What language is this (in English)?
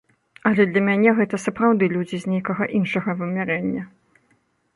Belarusian